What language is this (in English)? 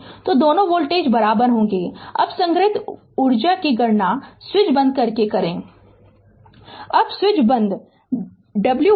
Hindi